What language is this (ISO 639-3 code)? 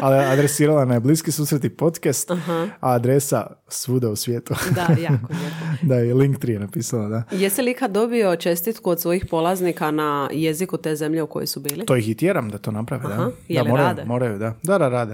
hrv